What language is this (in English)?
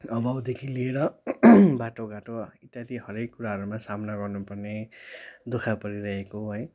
Nepali